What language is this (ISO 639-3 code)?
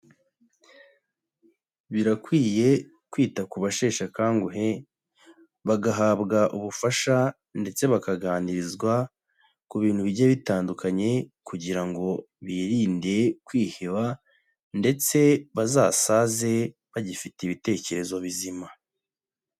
kin